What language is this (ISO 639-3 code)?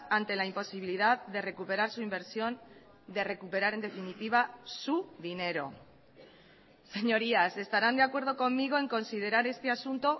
spa